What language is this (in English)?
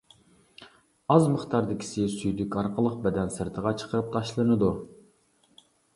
Uyghur